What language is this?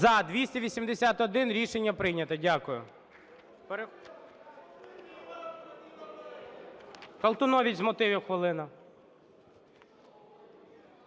Ukrainian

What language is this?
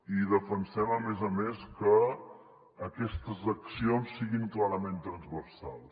Catalan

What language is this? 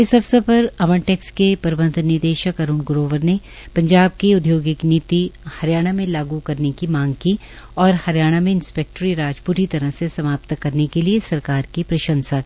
Hindi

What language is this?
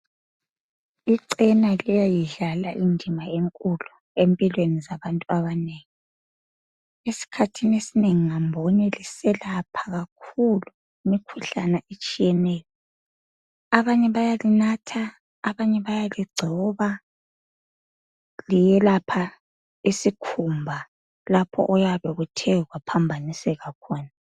North Ndebele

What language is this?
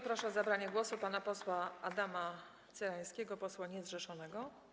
Polish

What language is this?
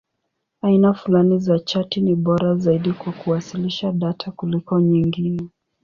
Swahili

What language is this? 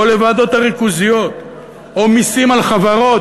Hebrew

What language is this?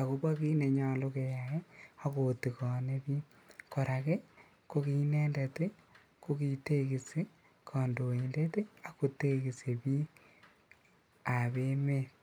Kalenjin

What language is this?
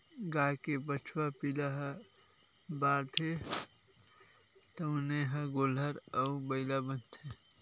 Chhattisgarhi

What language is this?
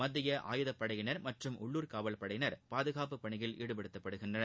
Tamil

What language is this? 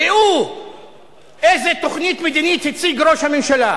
Hebrew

